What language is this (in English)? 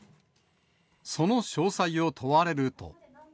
Japanese